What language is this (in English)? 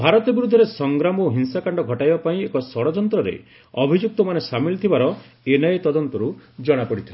Odia